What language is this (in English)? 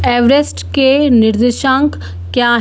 Hindi